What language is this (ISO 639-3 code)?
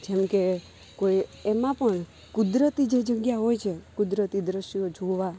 guj